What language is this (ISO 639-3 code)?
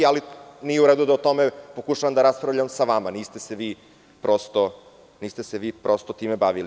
srp